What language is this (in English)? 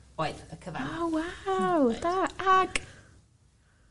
Welsh